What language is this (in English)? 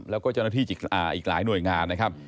Thai